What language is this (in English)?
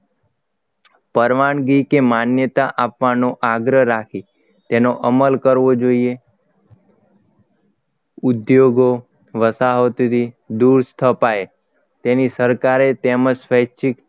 Gujarati